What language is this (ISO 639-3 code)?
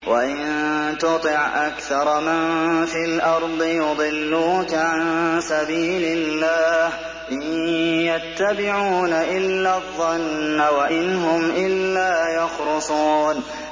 ara